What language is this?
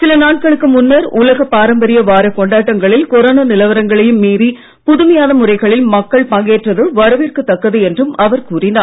Tamil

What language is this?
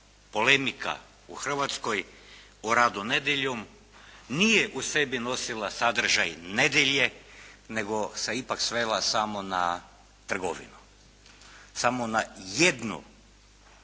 Croatian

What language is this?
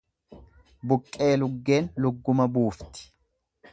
Oromo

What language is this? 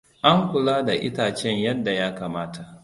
Hausa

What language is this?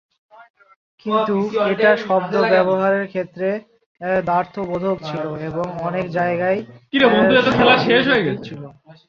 Bangla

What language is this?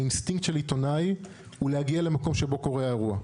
Hebrew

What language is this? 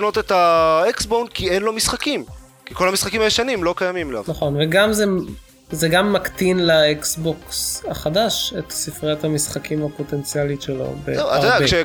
Hebrew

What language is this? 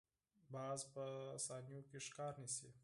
Pashto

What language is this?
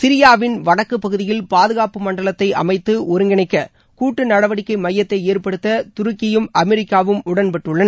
Tamil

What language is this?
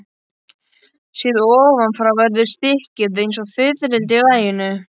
Icelandic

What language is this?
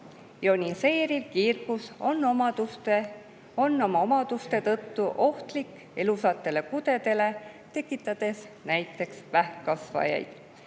Estonian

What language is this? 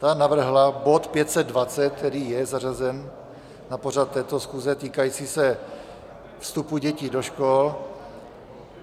Czech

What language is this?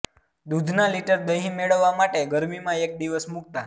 Gujarati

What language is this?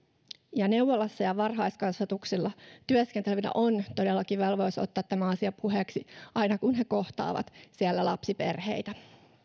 Finnish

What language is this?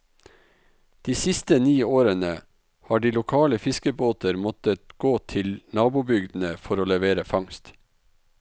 Norwegian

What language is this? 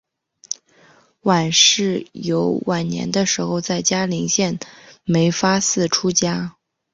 Chinese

